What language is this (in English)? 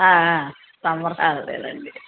Telugu